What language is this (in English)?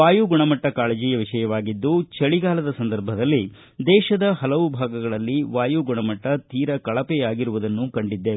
Kannada